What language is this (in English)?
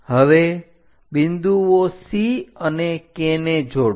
Gujarati